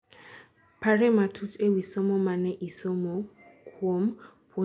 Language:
Luo (Kenya and Tanzania)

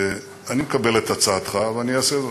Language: Hebrew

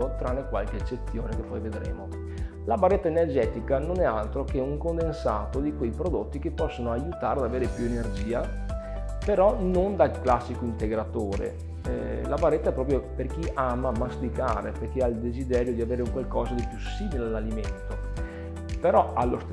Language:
Italian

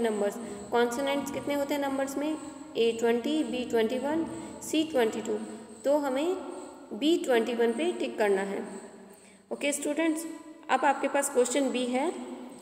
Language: Hindi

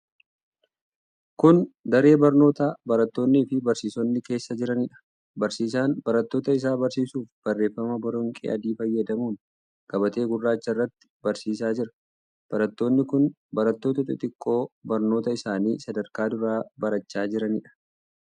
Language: Oromo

